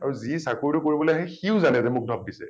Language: Assamese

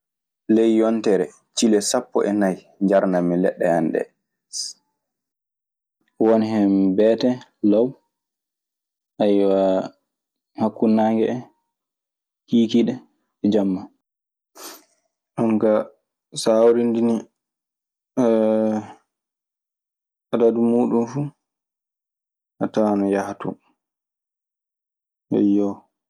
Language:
Maasina Fulfulde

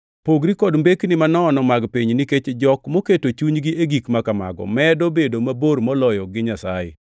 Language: Luo (Kenya and Tanzania)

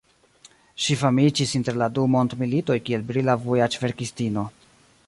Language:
Esperanto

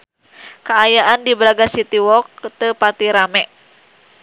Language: Sundanese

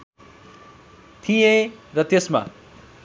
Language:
Nepali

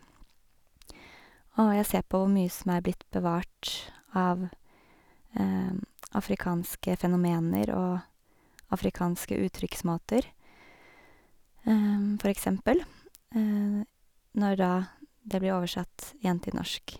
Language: Norwegian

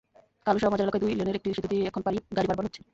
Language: Bangla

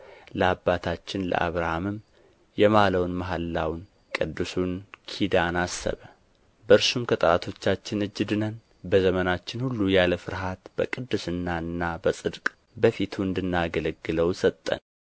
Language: Amharic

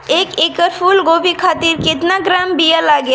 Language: Bhojpuri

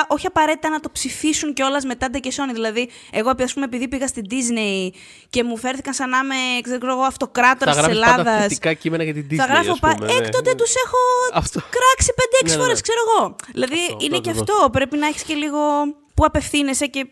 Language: Greek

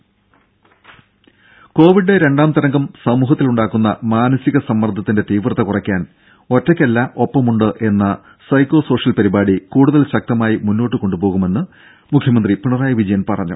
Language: Malayalam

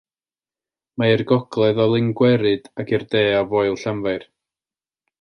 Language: Welsh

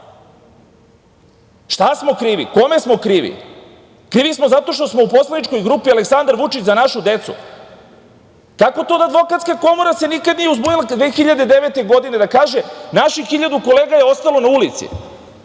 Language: Serbian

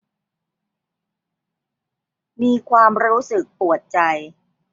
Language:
Thai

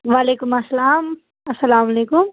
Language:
Kashmiri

